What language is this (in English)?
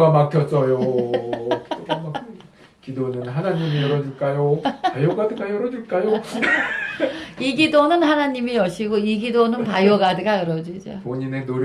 Korean